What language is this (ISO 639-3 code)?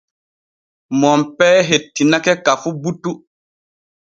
fue